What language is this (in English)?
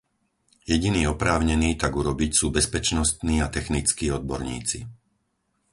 Slovak